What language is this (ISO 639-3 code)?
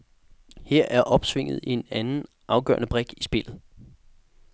dan